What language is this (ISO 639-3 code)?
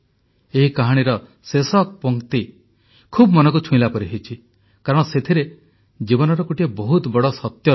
ori